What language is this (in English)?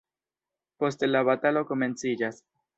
Esperanto